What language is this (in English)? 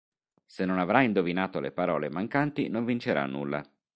Italian